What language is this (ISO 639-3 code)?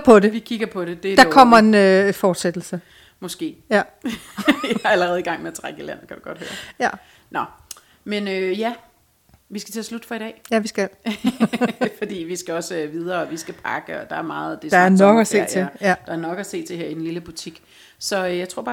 dan